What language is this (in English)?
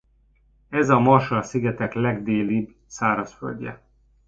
Hungarian